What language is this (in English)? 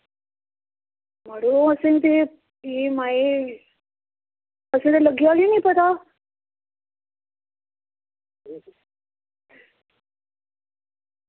Dogri